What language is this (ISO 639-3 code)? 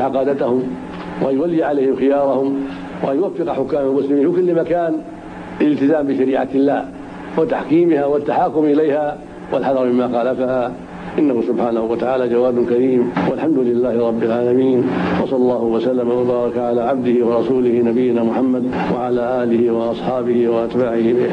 ara